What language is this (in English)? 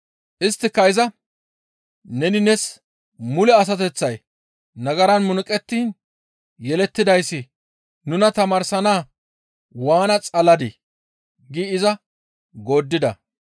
Gamo